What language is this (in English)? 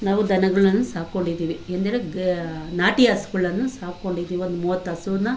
Kannada